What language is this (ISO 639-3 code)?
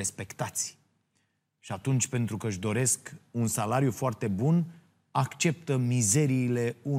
ron